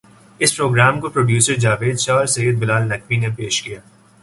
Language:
Urdu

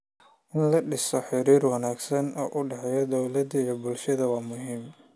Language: Somali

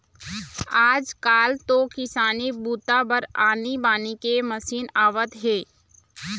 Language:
Chhattisgarhi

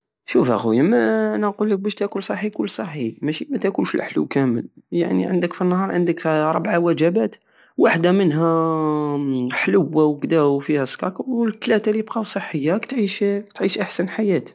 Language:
Algerian Saharan Arabic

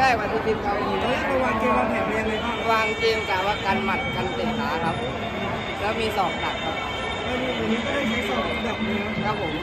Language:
Thai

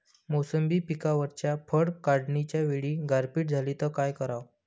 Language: Marathi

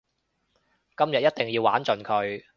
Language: Cantonese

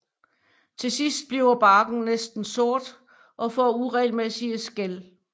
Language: Danish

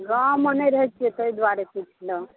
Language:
Maithili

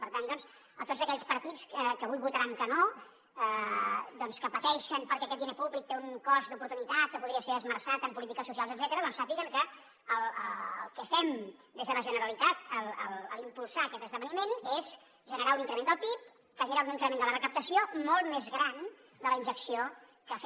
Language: Catalan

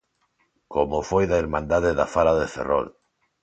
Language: Galician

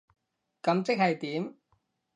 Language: Cantonese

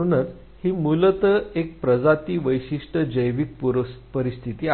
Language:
Marathi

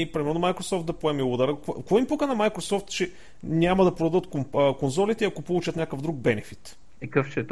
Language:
Bulgarian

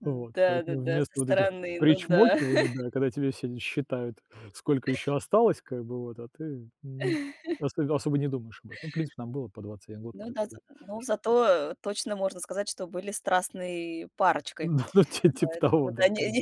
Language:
Russian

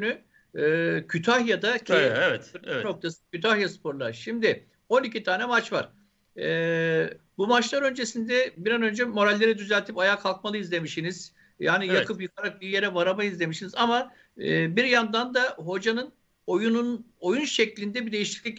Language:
Turkish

